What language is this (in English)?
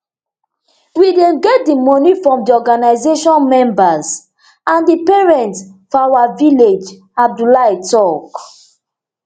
Nigerian Pidgin